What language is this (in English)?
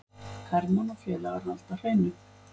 Icelandic